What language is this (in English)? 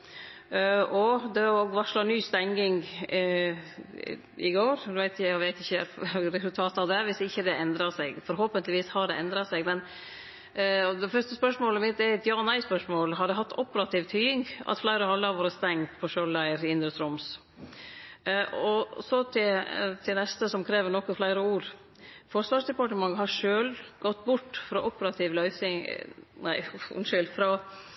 Norwegian Nynorsk